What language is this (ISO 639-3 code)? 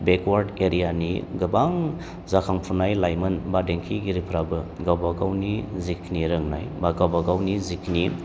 brx